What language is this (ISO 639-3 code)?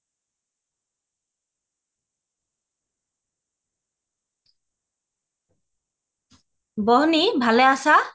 asm